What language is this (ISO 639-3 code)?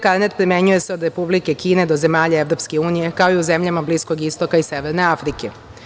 srp